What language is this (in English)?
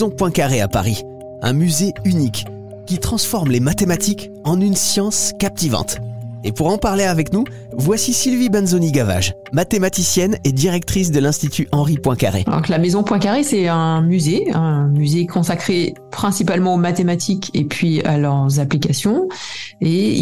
French